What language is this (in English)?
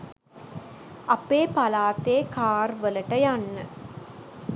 Sinhala